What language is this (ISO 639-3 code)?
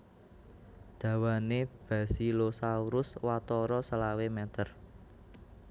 jav